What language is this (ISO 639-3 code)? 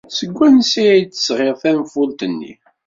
kab